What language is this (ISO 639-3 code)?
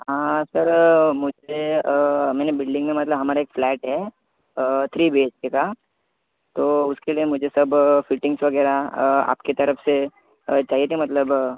mar